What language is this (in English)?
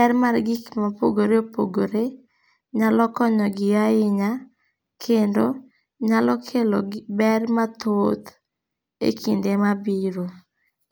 Luo (Kenya and Tanzania)